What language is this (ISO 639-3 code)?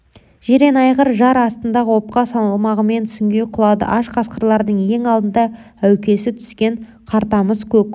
kaz